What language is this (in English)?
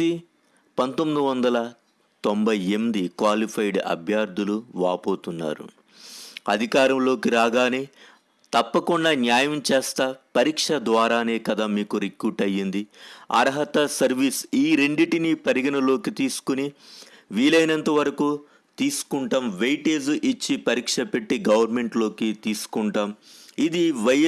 Telugu